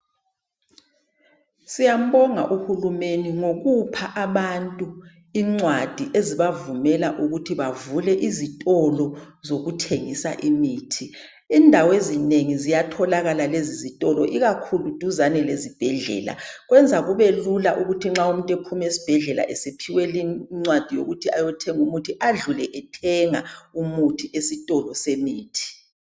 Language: North Ndebele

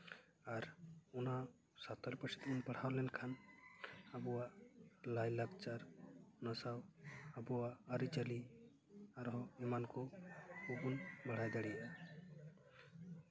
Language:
Santali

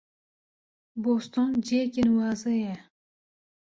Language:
Kurdish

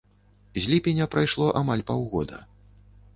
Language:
Belarusian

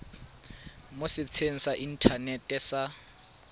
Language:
Tswana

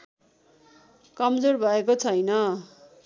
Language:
Nepali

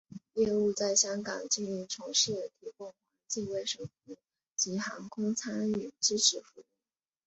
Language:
Chinese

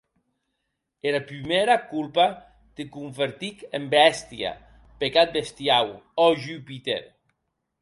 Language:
Occitan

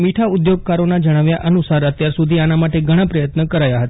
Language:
Gujarati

